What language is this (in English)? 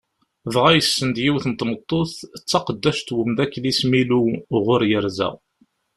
Kabyle